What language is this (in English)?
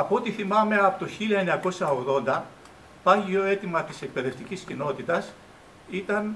Greek